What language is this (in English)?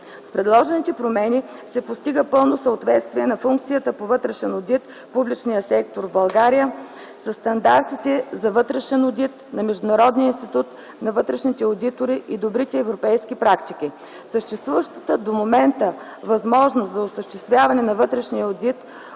Bulgarian